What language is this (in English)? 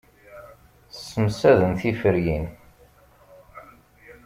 Kabyle